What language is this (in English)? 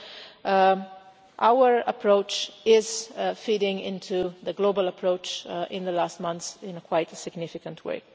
English